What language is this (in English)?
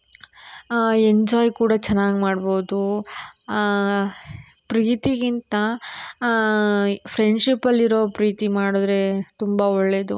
Kannada